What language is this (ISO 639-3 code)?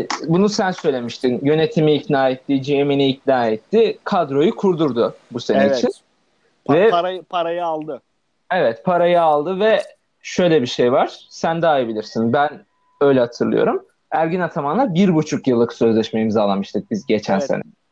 tur